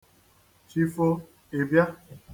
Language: Igbo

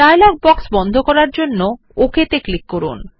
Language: Bangla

